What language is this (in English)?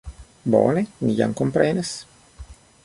Esperanto